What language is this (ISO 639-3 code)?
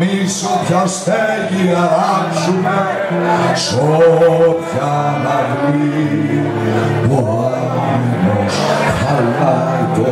ron